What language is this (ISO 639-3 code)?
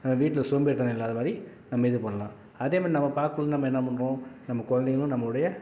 tam